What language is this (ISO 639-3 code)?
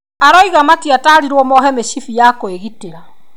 kik